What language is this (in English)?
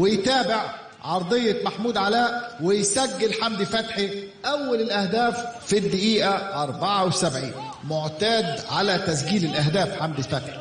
Arabic